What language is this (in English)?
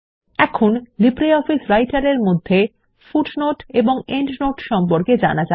Bangla